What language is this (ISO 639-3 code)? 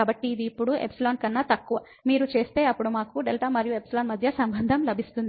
tel